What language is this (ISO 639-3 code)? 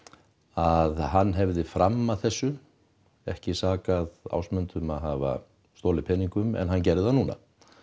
isl